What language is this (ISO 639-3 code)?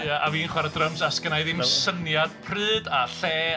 cym